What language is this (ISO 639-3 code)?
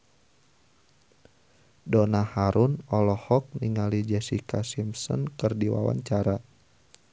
sun